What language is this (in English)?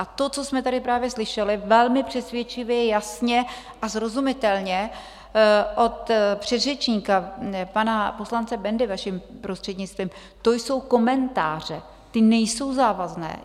Czech